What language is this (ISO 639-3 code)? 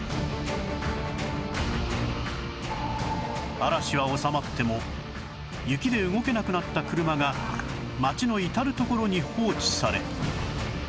jpn